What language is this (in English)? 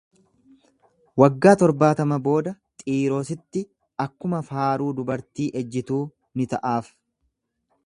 Oromo